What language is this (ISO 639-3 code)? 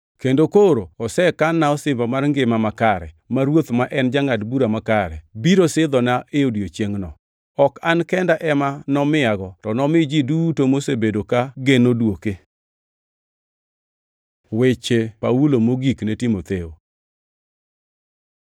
luo